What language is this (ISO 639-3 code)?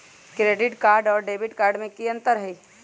mag